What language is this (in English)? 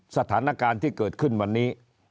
Thai